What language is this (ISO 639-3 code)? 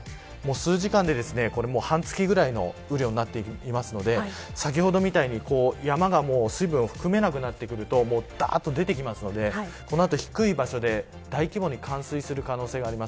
jpn